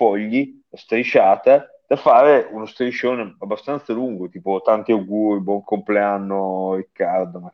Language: Italian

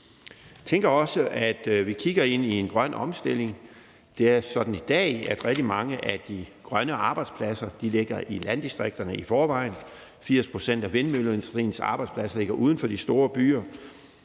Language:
Danish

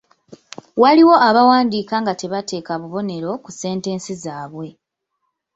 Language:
Ganda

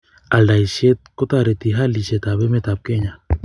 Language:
Kalenjin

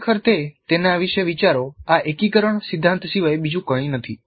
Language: Gujarati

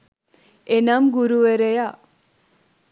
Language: Sinhala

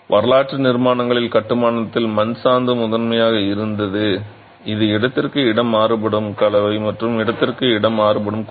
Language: Tamil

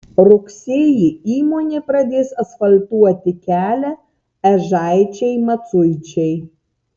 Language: Lithuanian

